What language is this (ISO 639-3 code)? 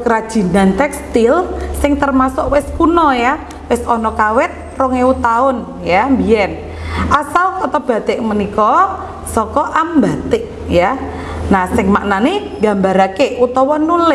ind